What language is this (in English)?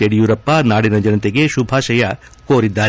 Kannada